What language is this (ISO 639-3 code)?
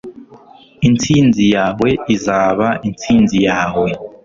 kin